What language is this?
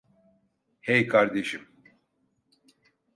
Turkish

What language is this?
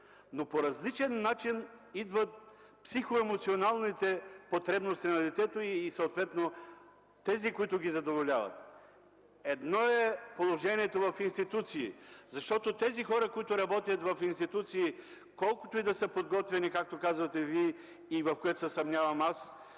Bulgarian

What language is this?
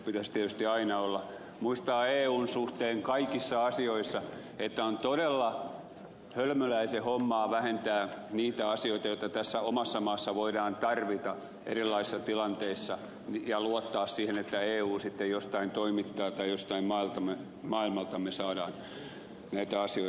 Finnish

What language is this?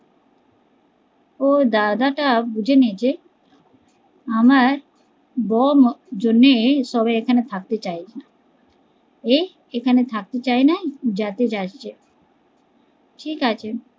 Bangla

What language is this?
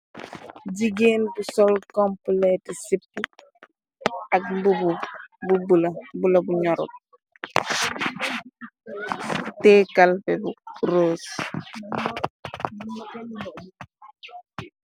Wolof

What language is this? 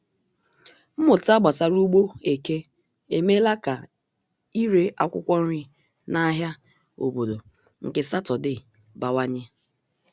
Igbo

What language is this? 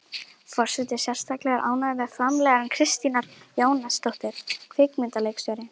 Icelandic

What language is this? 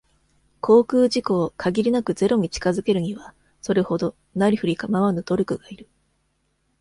Japanese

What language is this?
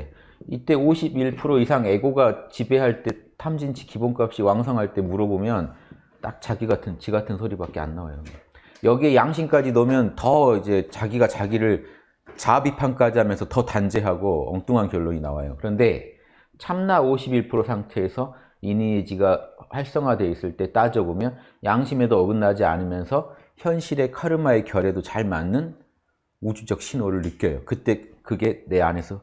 Korean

